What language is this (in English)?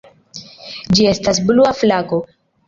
Esperanto